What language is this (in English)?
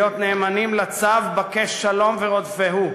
Hebrew